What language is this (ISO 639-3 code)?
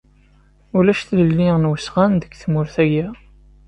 kab